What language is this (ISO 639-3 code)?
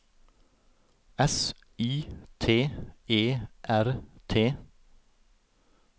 nor